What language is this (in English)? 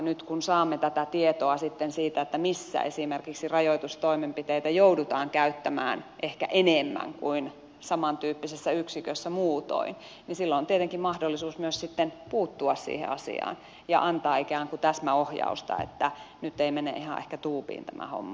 Finnish